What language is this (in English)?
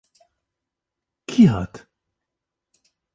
Kurdish